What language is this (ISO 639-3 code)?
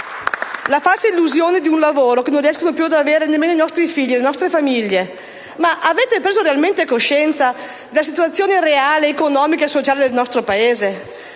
ita